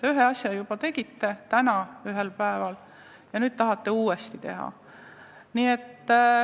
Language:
Estonian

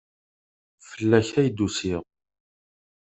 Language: Kabyle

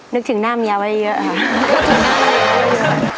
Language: Thai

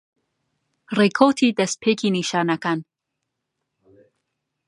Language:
Central Kurdish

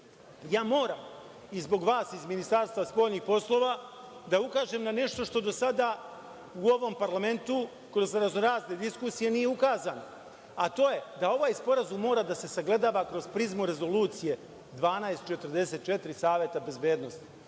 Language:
Serbian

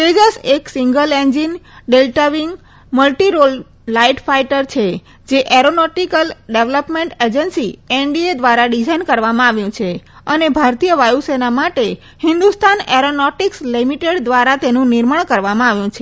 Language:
Gujarati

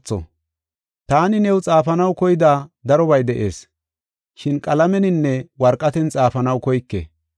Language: Gofa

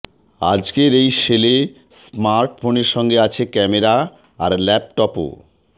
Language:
Bangla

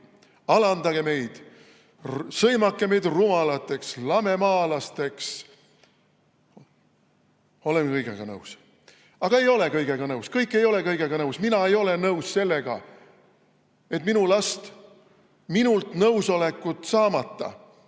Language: Estonian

